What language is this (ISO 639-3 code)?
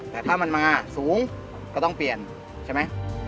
tha